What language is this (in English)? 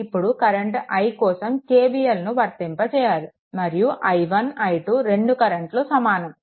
Telugu